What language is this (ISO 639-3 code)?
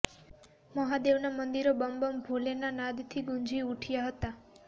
guj